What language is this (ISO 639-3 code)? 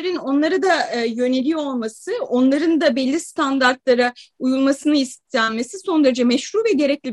tur